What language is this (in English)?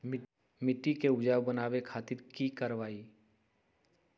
Magahi